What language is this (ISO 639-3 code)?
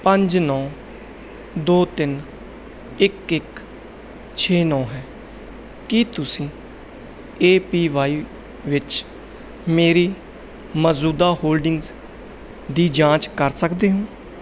pan